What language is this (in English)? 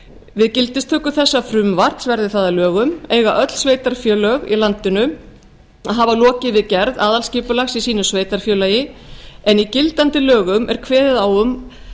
Icelandic